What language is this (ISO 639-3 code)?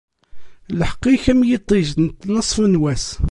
kab